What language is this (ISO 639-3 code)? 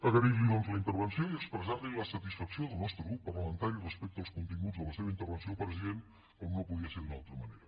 cat